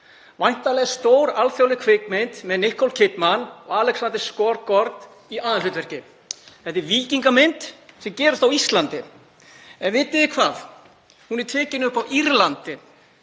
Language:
Icelandic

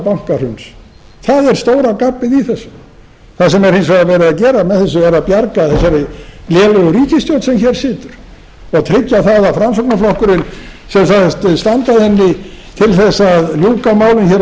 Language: Icelandic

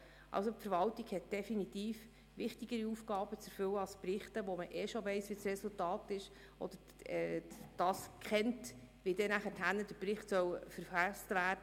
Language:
Swiss German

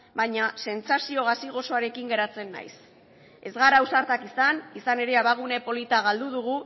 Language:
Basque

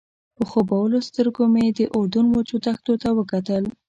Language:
Pashto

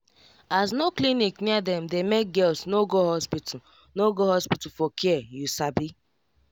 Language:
Nigerian Pidgin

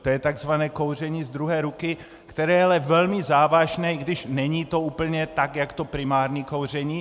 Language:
Czech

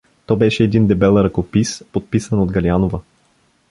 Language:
Bulgarian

